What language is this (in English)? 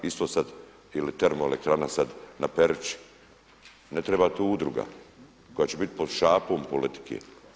Croatian